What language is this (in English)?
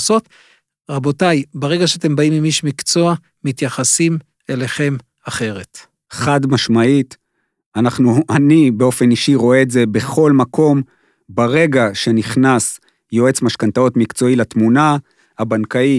Hebrew